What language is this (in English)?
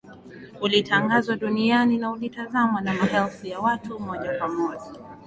Swahili